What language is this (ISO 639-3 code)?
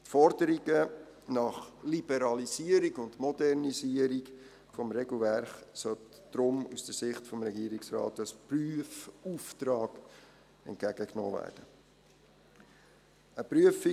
gsw